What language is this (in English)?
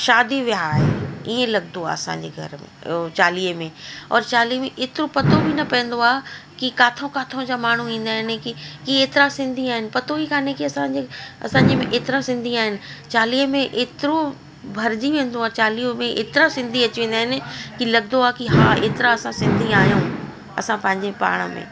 Sindhi